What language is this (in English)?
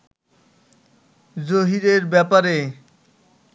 Bangla